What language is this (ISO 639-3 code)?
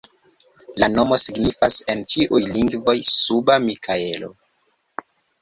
epo